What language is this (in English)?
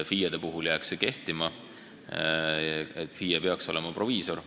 Estonian